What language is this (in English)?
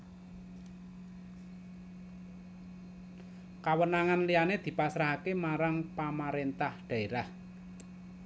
Javanese